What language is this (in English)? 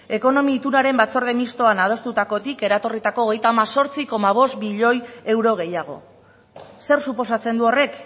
Basque